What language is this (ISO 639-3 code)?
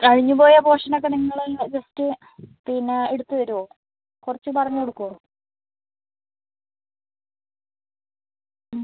mal